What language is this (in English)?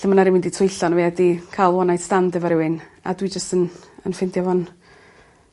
Welsh